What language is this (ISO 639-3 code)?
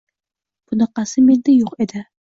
uzb